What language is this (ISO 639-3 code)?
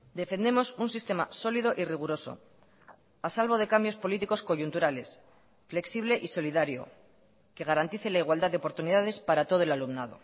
spa